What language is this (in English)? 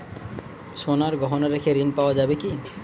Bangla